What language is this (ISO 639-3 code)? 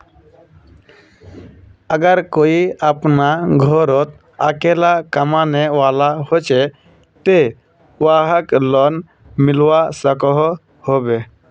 mag